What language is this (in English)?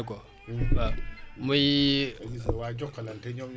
Wolof